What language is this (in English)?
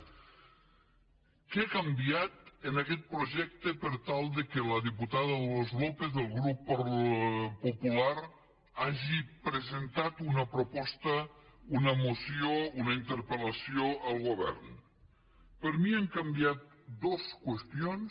Catalan